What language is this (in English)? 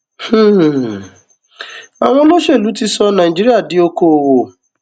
Yoruba